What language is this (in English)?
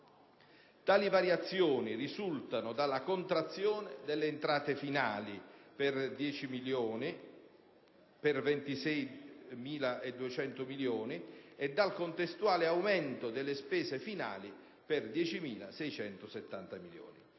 Italian